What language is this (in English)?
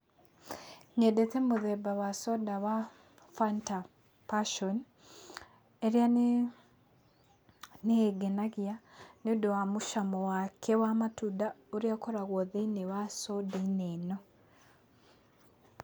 Kikuyu